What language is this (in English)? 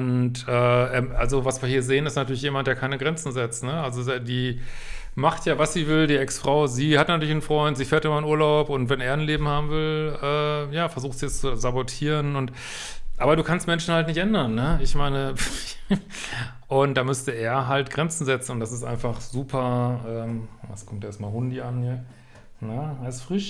German